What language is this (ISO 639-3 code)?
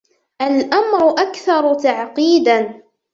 ara